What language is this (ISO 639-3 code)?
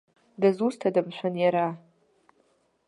abk